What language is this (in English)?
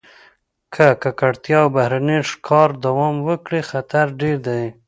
Pashto